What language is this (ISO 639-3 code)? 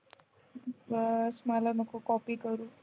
mar